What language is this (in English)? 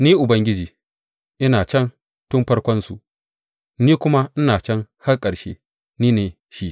Hausa